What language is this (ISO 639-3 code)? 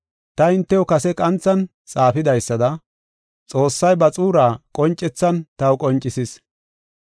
gof